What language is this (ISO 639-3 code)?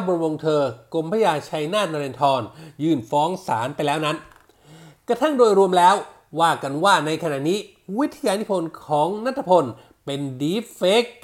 tha